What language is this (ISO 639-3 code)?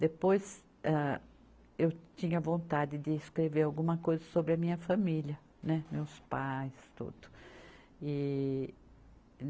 por